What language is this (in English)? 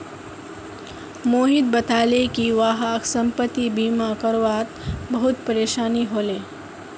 Magahi